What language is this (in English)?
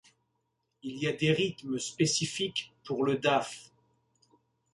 French